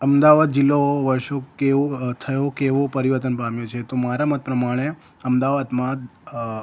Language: Gujarati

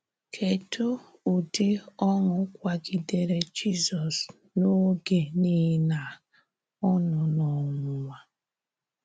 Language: Igbo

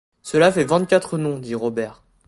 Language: French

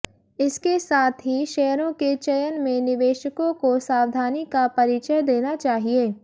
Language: Hindi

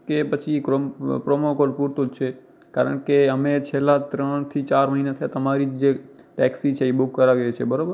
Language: Gujarati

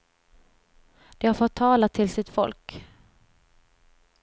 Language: Swedish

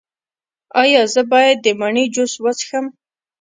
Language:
Pashto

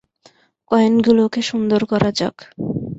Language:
Bangla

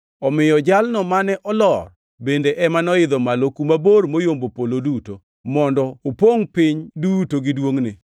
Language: Luo (Kenya and Tanzania)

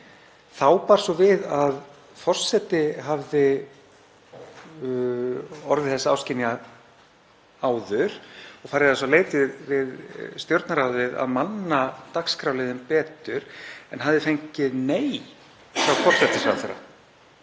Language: Icelandic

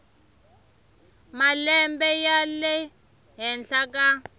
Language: Tsonga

